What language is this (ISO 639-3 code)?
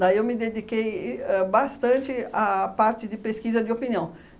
por